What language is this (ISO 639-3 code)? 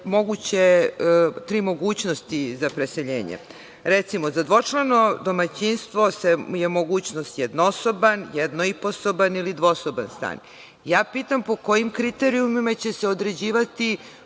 srp